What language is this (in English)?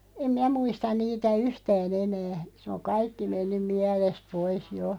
Finnish